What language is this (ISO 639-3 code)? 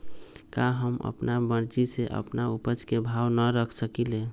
mag